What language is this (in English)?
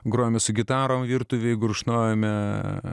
Lithuanian